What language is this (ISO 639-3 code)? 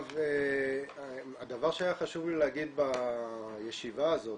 heb